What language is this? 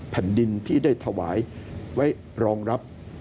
Thai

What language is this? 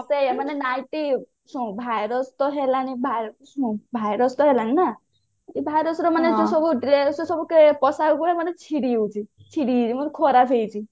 Odia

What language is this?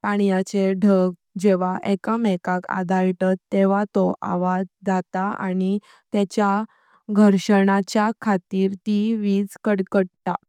Konkani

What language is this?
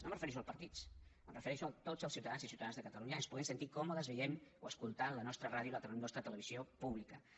Catalan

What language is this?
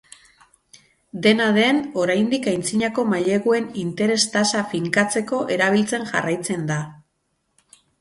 Basque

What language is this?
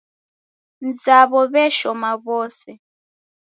Taita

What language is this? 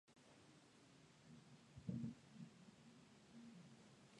Japanese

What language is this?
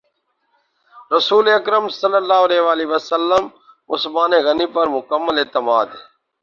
Urdu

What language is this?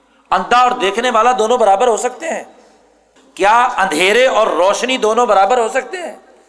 Urdu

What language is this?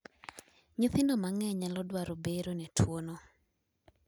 Luo (Kenya and Tanzania)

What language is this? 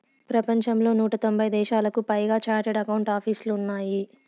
Telugu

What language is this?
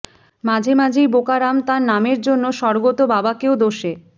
Bangla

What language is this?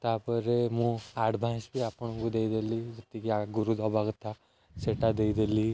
Odia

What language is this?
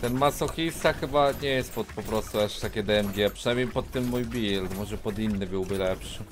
Polish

